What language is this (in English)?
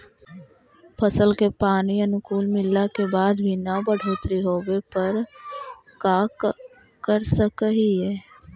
Magahi